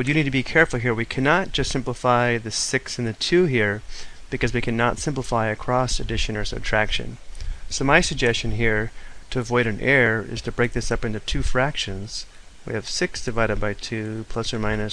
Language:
English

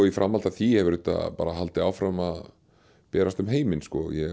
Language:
Icelandic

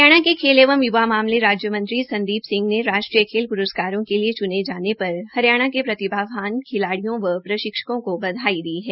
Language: Hindi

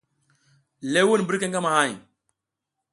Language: South Giziga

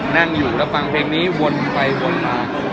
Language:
Thai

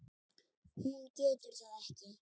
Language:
Icelandic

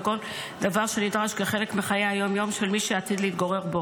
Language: Hebrew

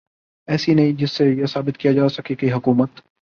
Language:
Urdu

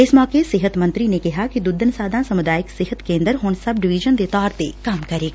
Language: Punjabi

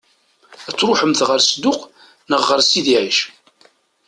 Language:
Kabyle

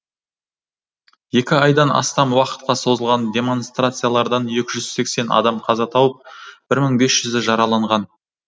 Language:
Kazakh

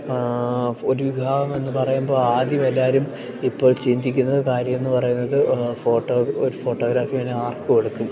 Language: Malayalam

